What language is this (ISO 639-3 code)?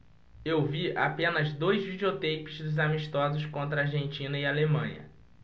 por